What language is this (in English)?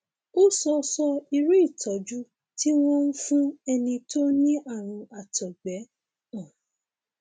Yoruba